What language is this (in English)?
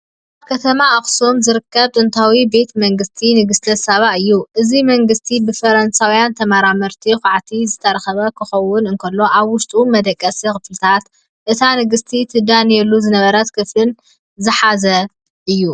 Tigrinya